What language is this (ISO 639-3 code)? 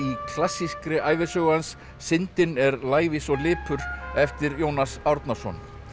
isl